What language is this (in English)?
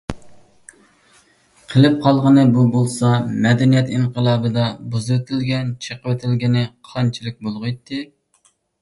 Uyghur